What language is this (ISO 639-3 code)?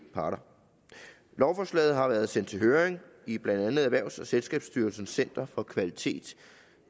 dan